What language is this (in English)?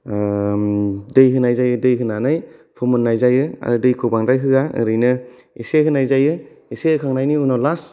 Bodo